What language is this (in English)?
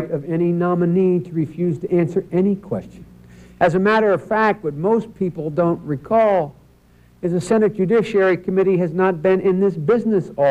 English